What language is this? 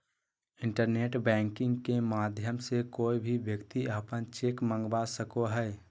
Magahi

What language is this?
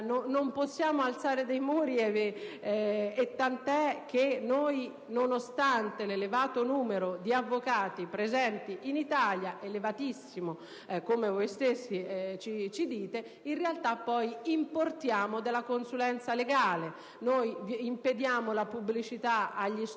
Italian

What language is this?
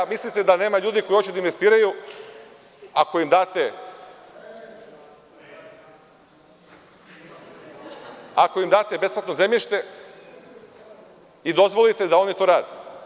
Serbian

